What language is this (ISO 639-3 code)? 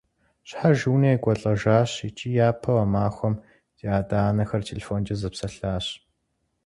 kbd